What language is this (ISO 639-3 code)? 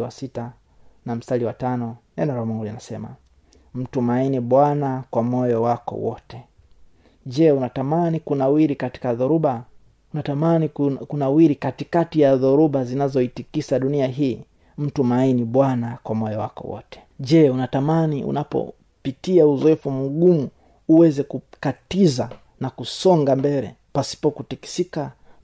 swa